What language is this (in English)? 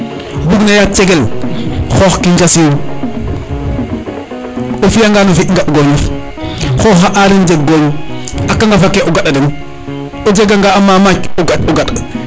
Serer